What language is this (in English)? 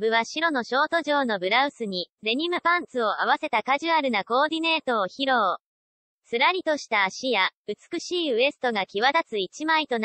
Japanese